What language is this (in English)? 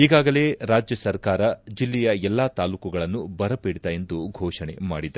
Kannada